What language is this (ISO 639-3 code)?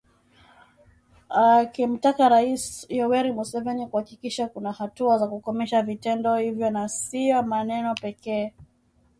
swa